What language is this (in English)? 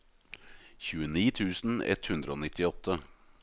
Norwegian